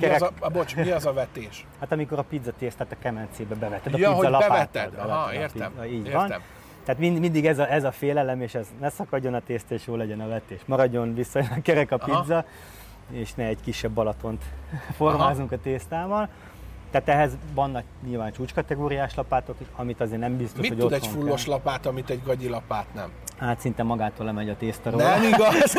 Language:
Hungarian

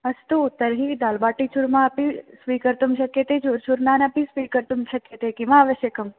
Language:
Sanskrit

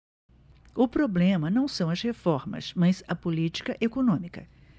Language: Portuguese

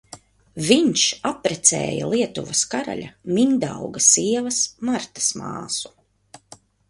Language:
Latvian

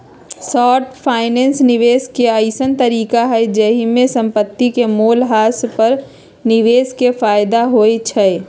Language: Magahi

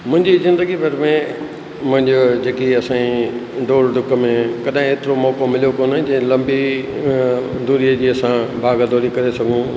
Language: Sindhi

